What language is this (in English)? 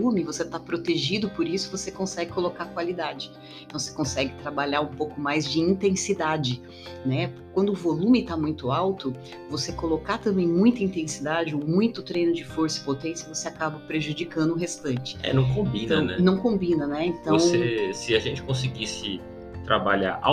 Portuguese